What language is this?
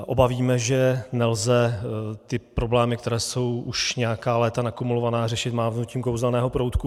Czech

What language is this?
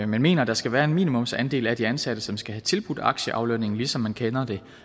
Danish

